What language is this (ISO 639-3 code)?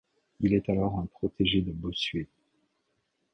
fra